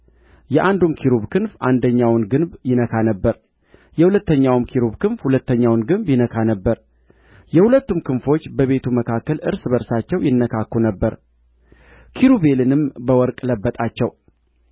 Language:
Amharic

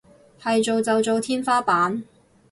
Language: Cantonese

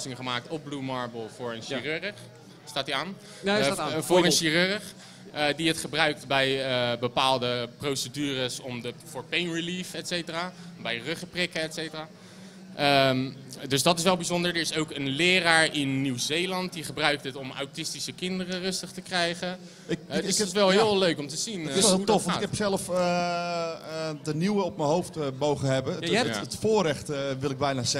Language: Dutch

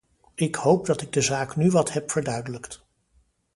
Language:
Dutch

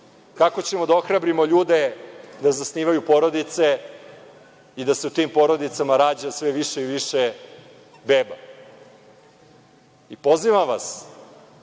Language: Serbian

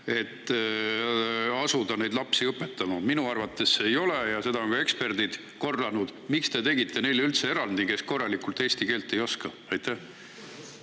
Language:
Estonian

